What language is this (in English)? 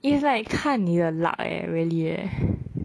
English